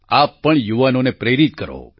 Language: Gujarati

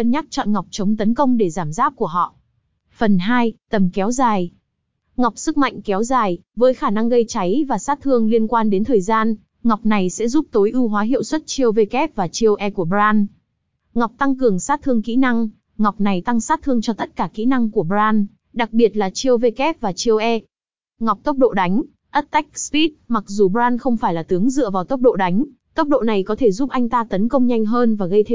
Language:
Vietnamese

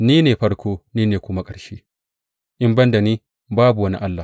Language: Hausa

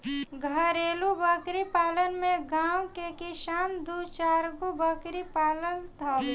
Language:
Bhojpuri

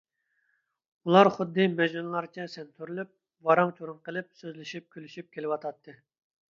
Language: Uyghur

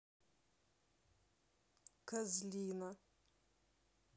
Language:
Russian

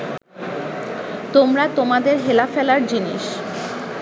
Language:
Bangla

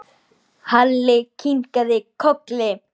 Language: Icelandic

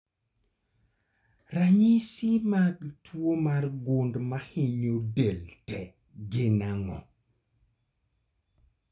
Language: Luo (Kenya and Tanzania)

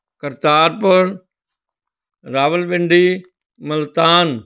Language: Punjabi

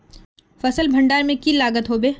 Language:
Magahi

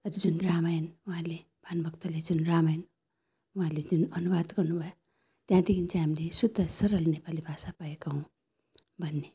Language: Nepali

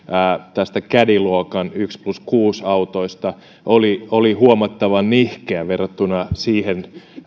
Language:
Finnish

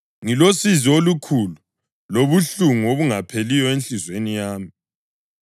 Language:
North Ndebele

